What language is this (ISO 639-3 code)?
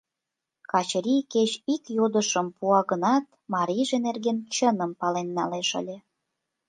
chm